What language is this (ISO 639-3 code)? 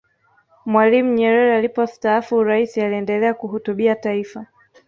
swa